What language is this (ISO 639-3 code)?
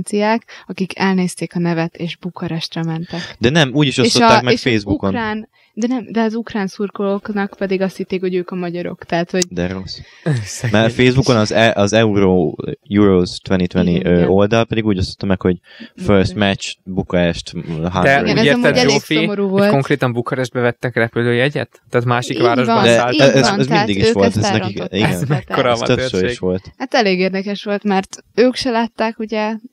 hun